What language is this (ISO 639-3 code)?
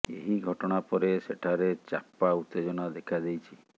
ori